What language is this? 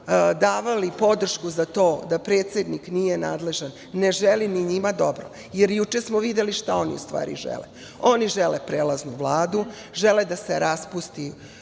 Serbian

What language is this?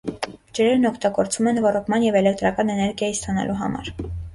Armenian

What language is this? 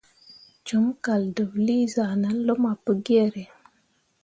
Mundang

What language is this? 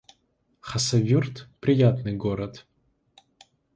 Russian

